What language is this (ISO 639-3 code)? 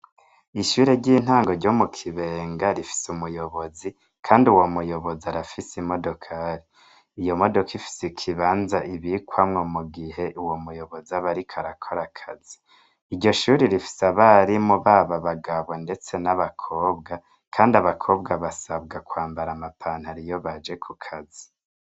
run